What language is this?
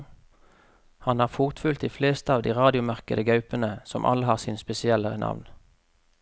Norwegian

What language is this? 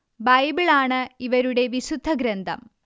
Malayalam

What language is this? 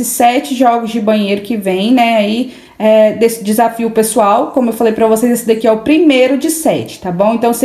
Portuguese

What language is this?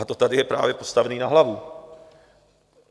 Czech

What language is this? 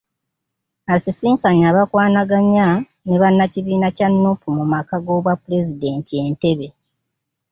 Ganda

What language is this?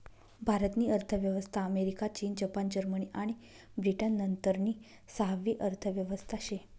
Marathi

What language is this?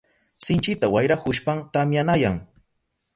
Southern Pastaza Quechua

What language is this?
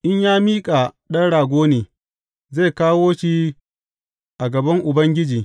Hausa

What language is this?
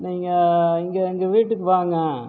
Tamil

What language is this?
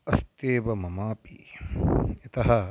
Sanskrit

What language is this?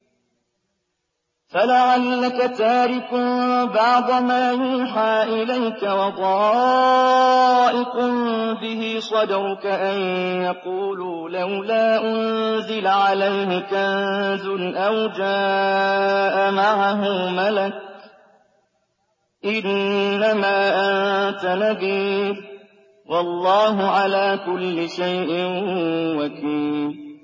Arabic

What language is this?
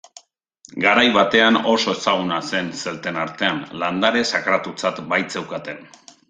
Basque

